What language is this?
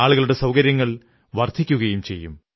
Malayalam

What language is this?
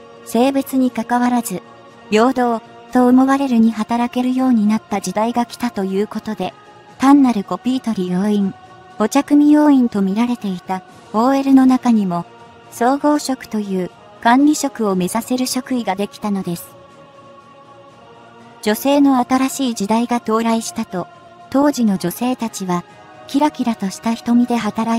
Japanese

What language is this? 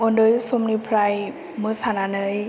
Bodo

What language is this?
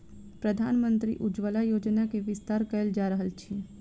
Maithili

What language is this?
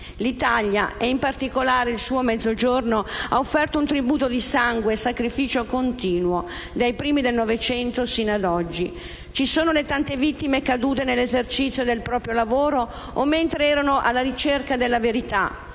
Italian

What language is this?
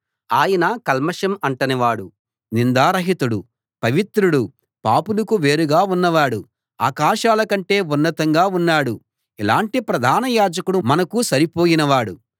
Telugu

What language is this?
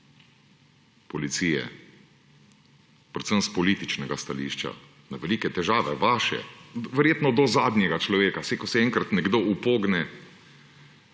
Slovenian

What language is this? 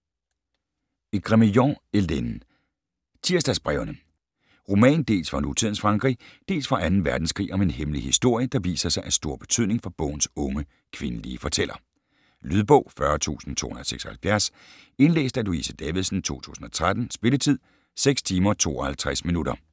Danish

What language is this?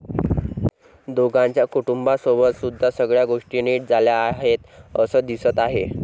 Marathi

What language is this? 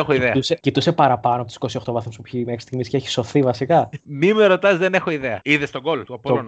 Greek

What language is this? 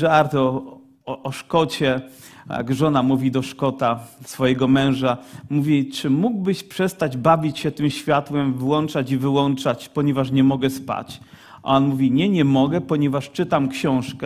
Polish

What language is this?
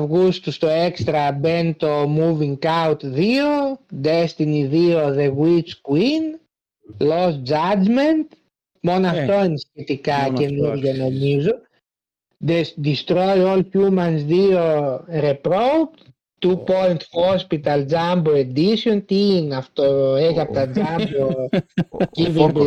Greek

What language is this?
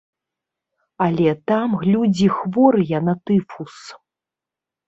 Belarusian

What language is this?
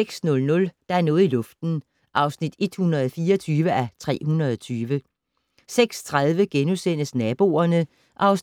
Danish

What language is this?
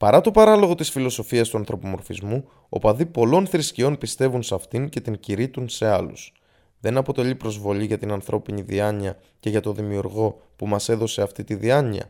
Greek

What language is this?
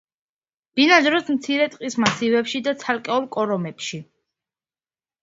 Georgian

